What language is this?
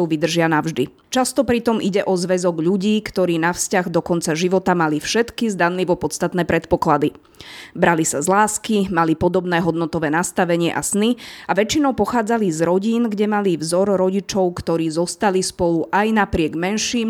Slovak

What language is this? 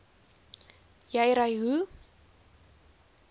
Afrikaans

